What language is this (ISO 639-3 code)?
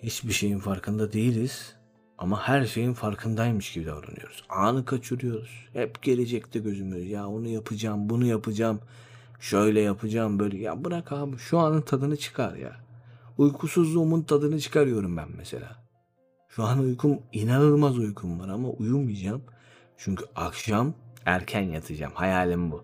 tur